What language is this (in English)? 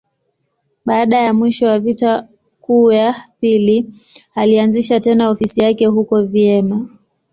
Swahili